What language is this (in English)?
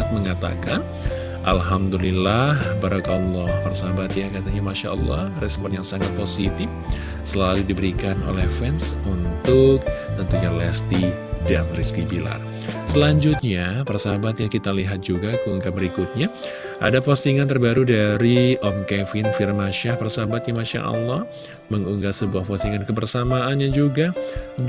Indonesian